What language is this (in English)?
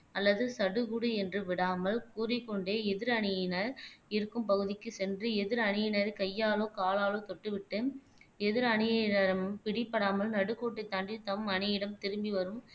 Tamil